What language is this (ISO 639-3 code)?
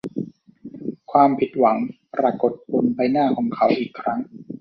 tha